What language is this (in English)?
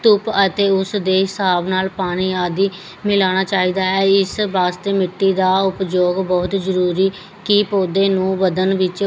Punjabi